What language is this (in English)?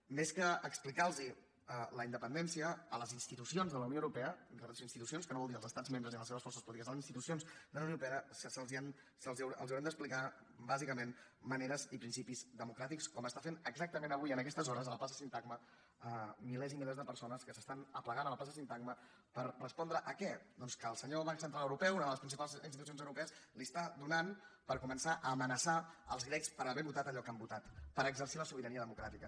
Catalan